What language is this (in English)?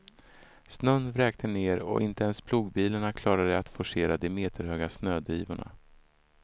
Swedish